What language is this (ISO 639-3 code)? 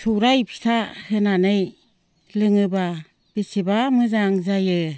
brx